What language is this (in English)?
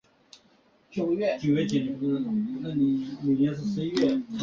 Chinese